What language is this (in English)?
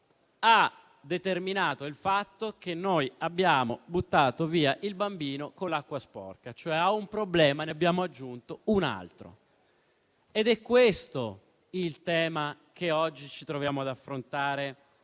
Italian